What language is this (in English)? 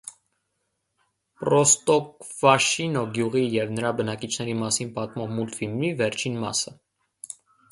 Armenian